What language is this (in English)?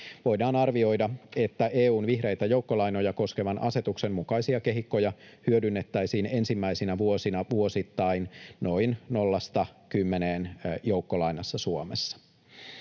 Finnish